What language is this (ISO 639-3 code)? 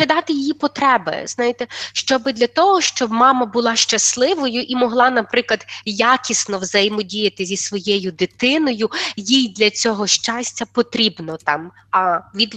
ukr